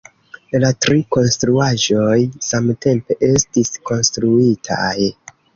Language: Esperanto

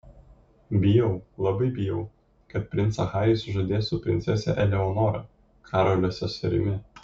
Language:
Lithuanian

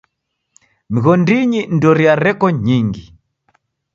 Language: Taita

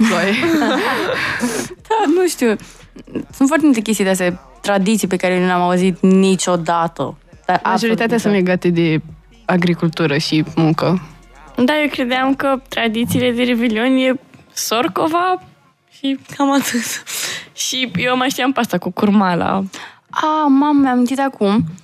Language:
Romanian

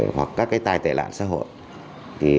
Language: Vietnamese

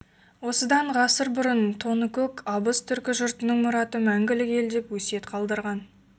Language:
Kazakh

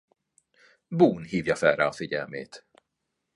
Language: Hungarian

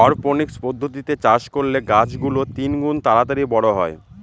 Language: Bangla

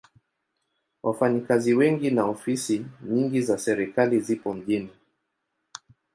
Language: Swahili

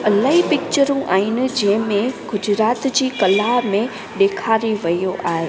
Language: Sindhi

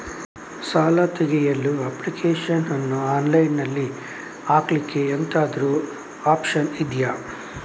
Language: Kannada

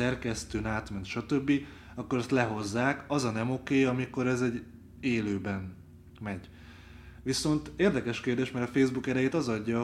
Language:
Hungarian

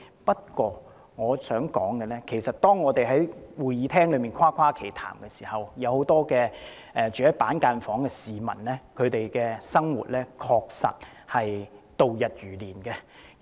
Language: Cantonese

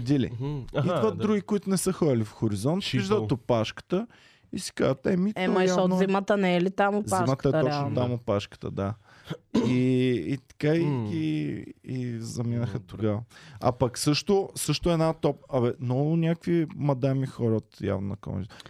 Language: Bulgarian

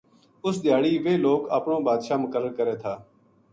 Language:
Gujari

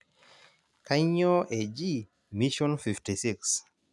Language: Masai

